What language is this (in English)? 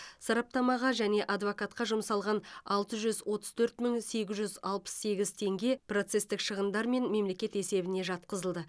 Kazakh